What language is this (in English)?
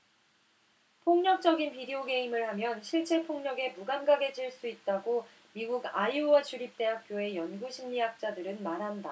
Korean